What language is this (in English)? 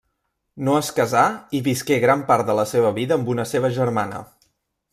Catalan